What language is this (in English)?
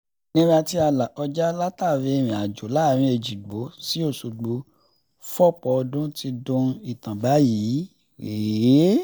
Yoruba